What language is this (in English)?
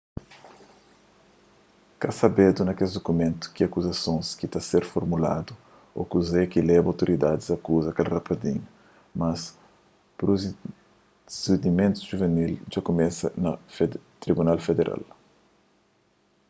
Kabuverdianu